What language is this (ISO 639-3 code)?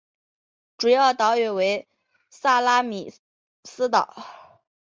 zho